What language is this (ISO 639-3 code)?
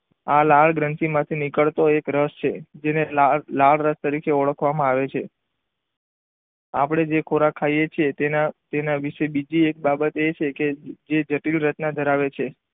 guj